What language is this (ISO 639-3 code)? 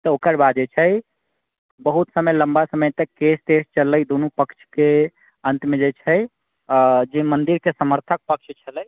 mai